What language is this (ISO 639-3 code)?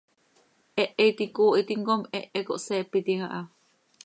sei